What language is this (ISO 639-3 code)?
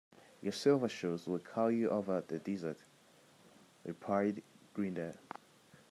eng